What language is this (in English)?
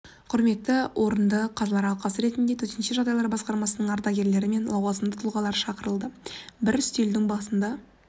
Kazakh